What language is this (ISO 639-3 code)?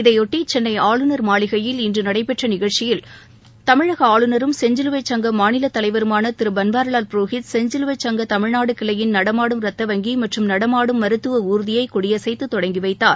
tam